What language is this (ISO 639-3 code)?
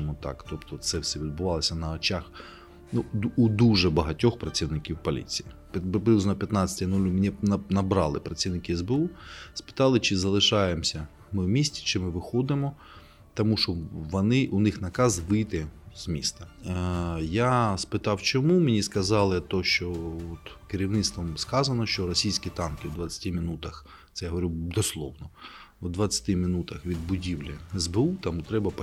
ukr